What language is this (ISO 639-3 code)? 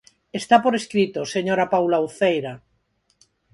glg